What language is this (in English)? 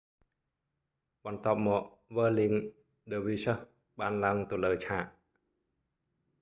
Khmer